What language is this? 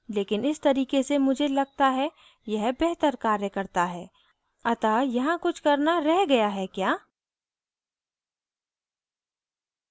Hindi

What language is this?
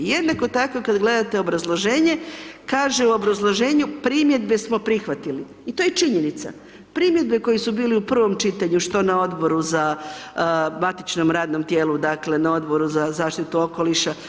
Croatian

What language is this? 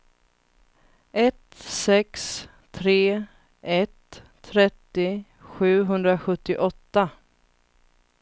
Swedish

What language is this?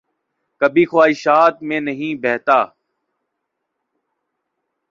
Urdu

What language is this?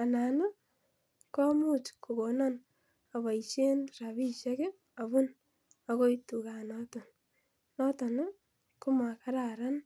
Kalenjin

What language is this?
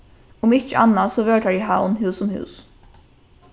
Faroese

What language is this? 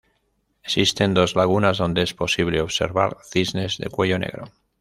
Spanish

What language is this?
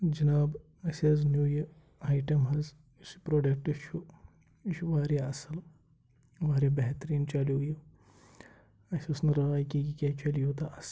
Kashmiri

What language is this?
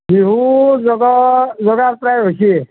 Assamese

